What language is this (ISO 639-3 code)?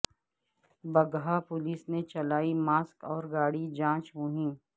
urd